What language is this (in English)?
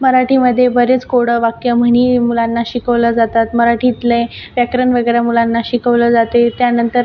Marathi